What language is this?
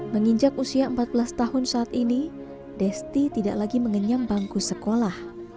Indonesian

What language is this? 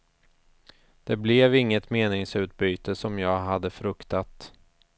Swedish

